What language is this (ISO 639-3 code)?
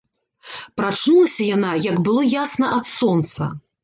bel